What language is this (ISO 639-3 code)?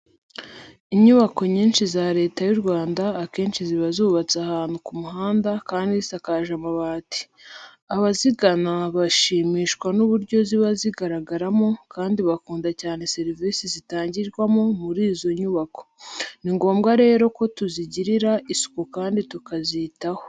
kin